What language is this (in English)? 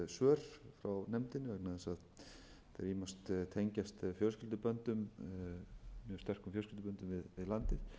Icelandic